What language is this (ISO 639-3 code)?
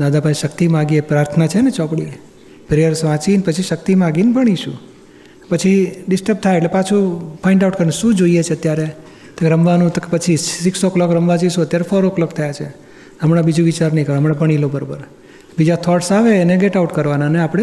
guj